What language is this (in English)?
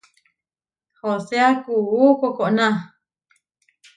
Huarijio